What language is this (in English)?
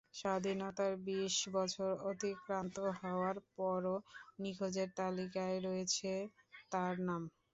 Bangla